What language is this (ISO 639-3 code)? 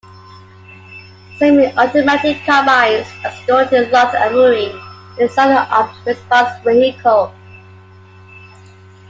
eng